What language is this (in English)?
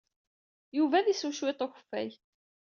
Kabyle